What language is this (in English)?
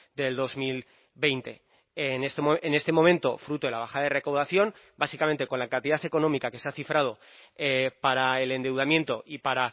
Spanish